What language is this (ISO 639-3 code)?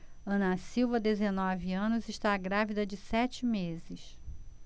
por